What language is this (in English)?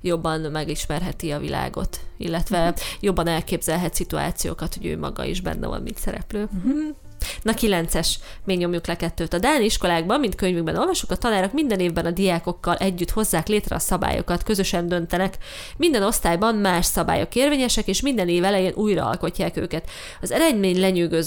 Hungarian